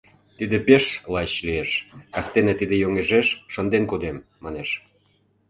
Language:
Mari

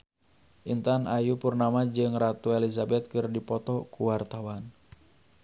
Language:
Sundanese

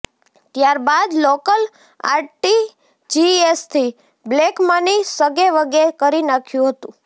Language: Gujarati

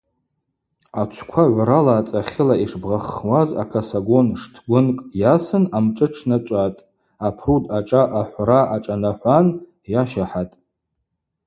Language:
Abaza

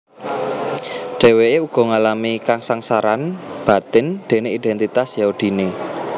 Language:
Javanese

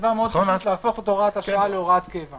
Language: Hebrew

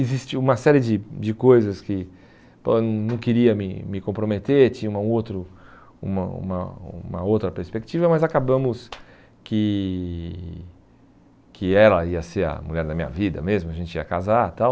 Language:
Portuguese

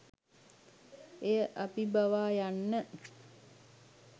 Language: Sinhala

